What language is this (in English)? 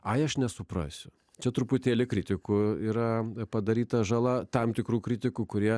Lithuanian